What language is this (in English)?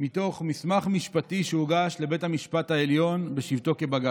Hebrew